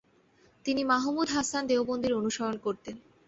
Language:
Bangla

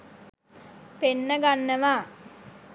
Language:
Sinhala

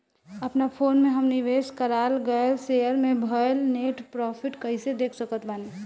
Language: Bhojpuri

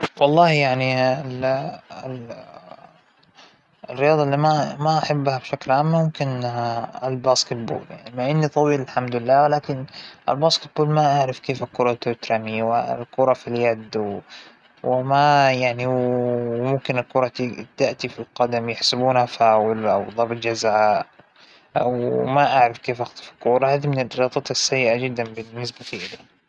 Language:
Hijazi Arabic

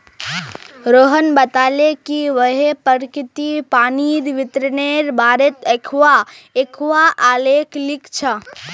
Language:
Magahi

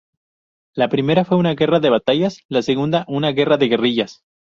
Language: Spanish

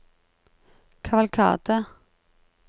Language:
Norwegian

